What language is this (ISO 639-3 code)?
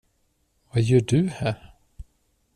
swe